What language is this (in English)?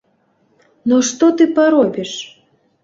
Belarusian